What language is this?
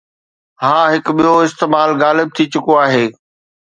Sindhi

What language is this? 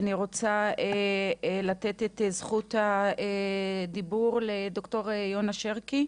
Hebrew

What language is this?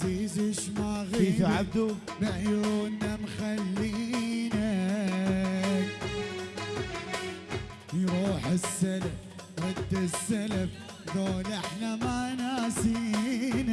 Arabic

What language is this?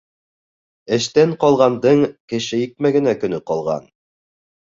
Bashkir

